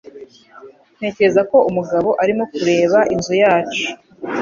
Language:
Kinyarwanda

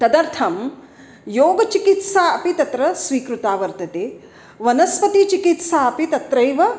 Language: Sanskrit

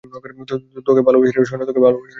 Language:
Bangla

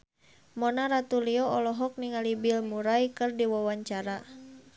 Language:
Sundanese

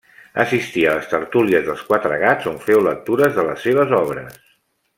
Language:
Catalan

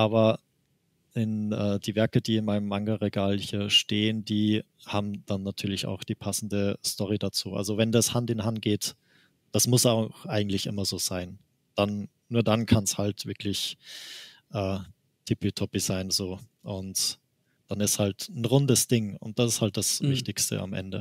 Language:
German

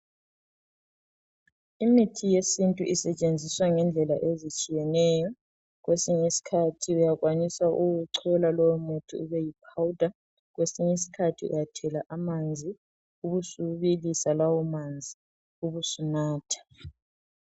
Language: North Ndebele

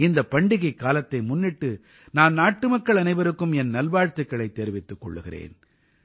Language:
Tamil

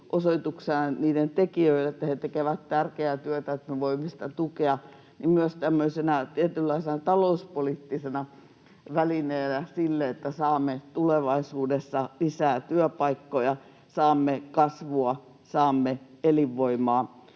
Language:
Finnish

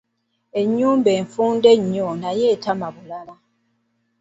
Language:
Ganda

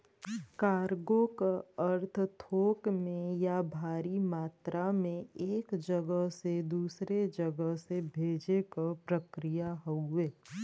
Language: Bhojpuri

